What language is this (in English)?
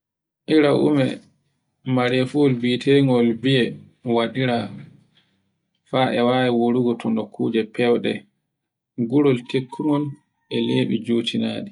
Borgu Fulfulde